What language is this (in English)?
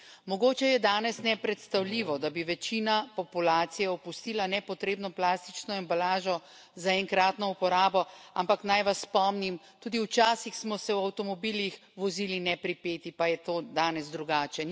Slovenian